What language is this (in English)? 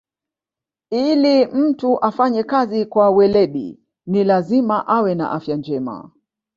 Swahili